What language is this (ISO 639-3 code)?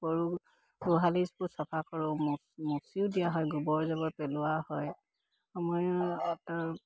asm